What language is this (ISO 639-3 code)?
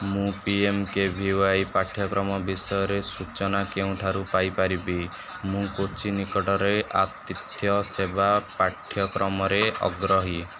ori